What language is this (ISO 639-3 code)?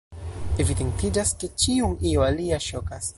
epo